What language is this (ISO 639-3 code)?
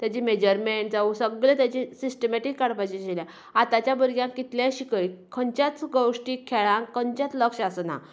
kok